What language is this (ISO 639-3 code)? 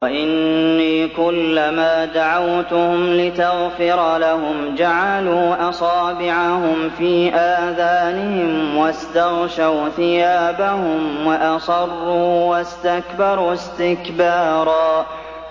ara